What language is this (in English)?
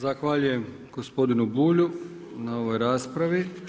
Croatian